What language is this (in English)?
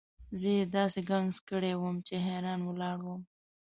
Pashto